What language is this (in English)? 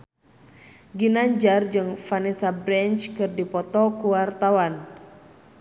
Sundanese